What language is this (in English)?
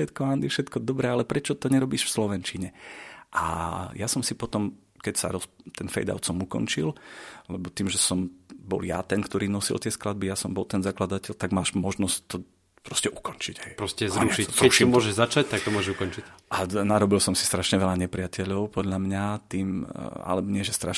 Slovak